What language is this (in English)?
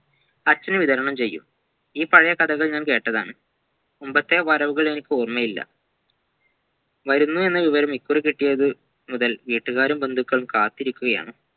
Malayalam